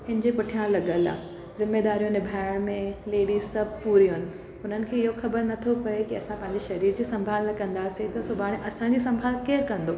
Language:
Sindhi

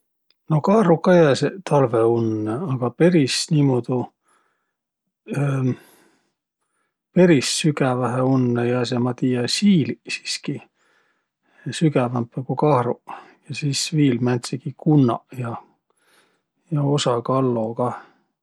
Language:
Võro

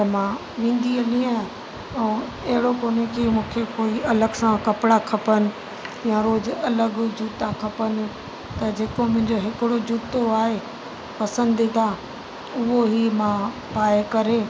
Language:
Sindhi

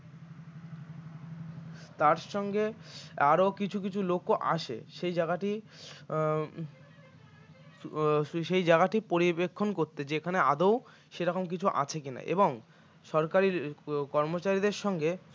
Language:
Bangla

